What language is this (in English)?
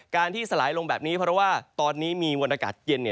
Thai